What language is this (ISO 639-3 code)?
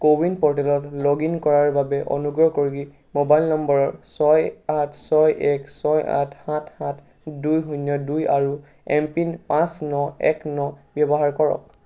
asm